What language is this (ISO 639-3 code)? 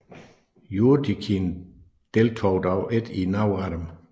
dan